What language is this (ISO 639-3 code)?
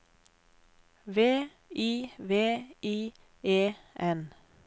nor